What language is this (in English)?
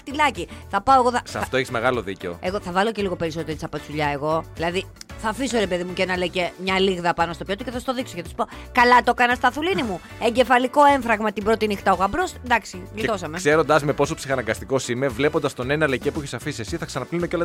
Greek